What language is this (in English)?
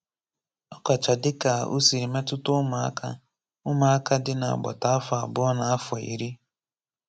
Igbo